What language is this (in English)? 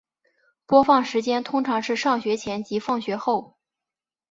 Chinese